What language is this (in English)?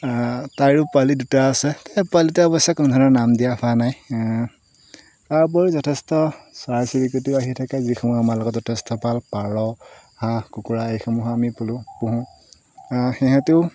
Assamese